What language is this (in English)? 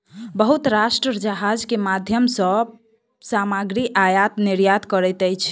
Maithili